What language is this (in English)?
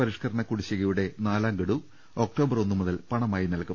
Malayalam